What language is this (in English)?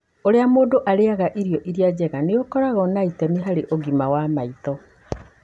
Kikuyu